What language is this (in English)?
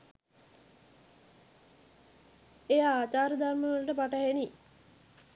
Sinhala